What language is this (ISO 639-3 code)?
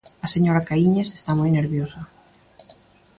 glg